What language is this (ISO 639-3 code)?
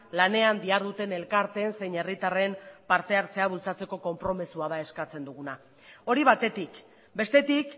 eus